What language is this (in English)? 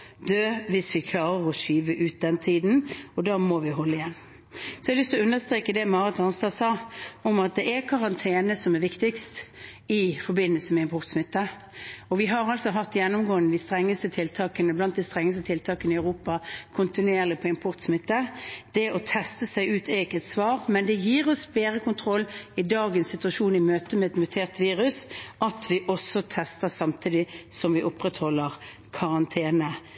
Norwegian Bokmål